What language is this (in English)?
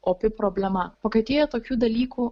Lithuanian